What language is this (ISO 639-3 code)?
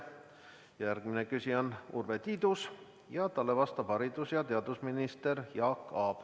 est